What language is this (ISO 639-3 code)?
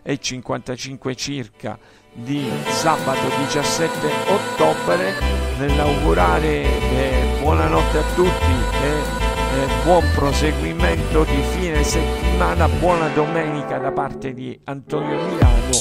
ita